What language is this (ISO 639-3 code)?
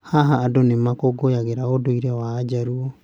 kik